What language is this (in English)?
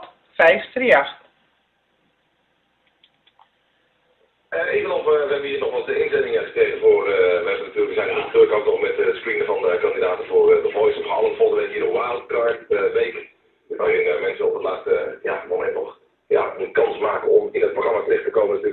Dutch